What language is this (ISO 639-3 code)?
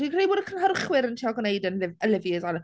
cym